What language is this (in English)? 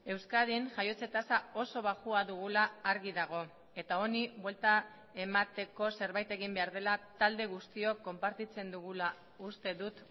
Basque